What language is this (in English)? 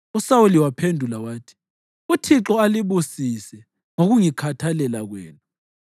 North Ndebele